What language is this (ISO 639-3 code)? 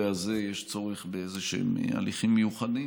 heb